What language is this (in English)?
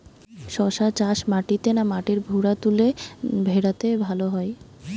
Bangla